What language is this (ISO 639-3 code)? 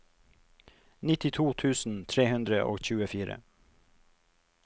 nor